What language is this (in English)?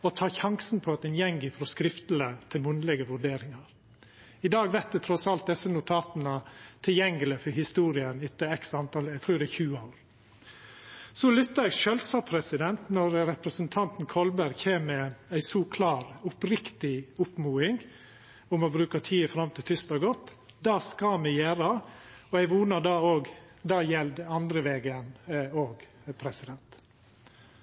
Norwegian Nynorsk